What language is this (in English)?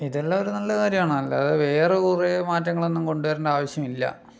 Malayalam